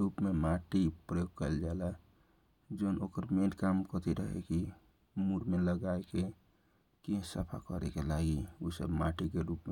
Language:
Kochila Tharu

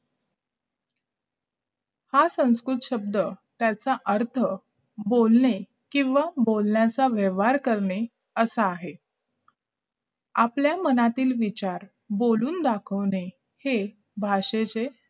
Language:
Marathi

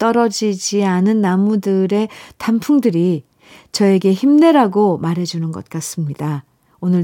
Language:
Korean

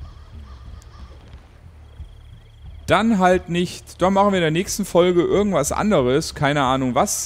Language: German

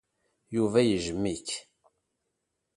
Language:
Kabyle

